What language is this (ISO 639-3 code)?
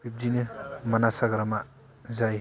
brx